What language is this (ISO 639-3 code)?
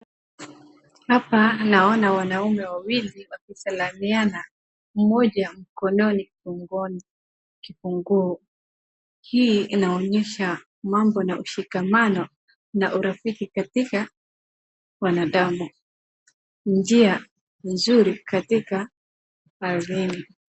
swa